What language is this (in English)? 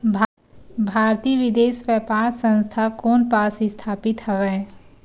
Chhattisgarhi